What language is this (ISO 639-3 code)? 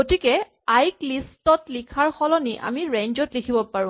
asm